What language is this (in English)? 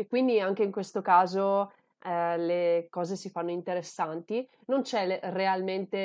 Italian